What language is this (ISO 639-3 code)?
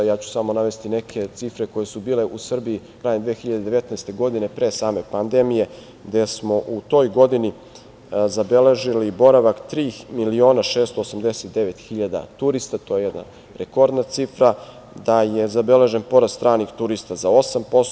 srp